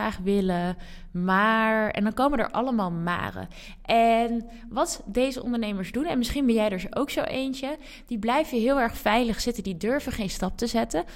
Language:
Dutch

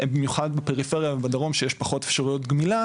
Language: Hebrew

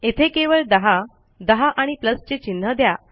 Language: Marathi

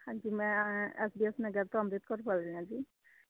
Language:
Punjabi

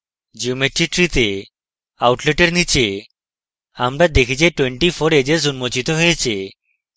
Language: Bangla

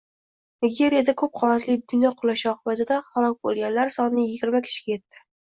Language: Uzbek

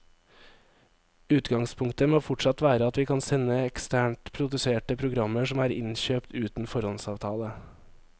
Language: Norwegian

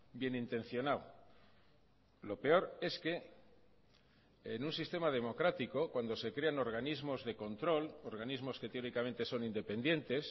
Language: Spanish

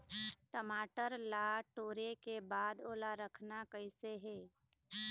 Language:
Chhattisgarhi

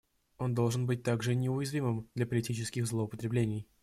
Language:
Russian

